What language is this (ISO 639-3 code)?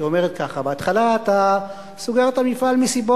heb